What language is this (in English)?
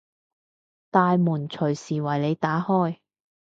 Cantonese